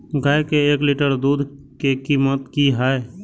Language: Maithili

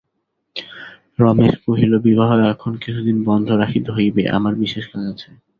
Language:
Bangla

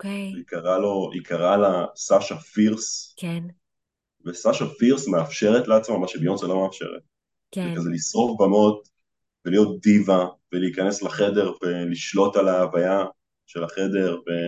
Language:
Hebrew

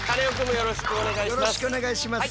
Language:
Japanese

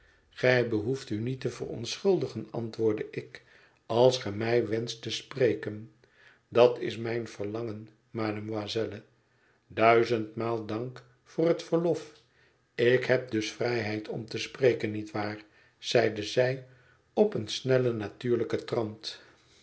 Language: Dutch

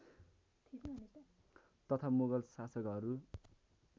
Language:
Nepali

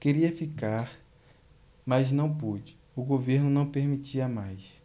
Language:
Portuguese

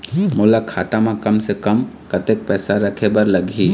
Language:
Chhattisgarhi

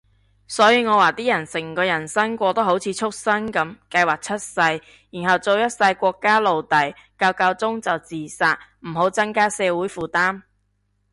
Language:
Cantonese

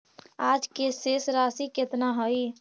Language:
Magahi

